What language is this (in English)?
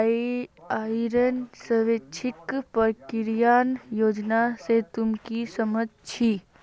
Magahi